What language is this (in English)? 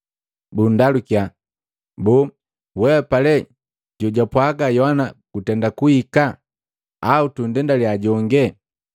Matengo